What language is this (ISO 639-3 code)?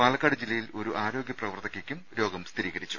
mal